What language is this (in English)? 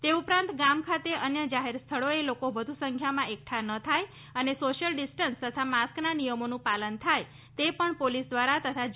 Gujarati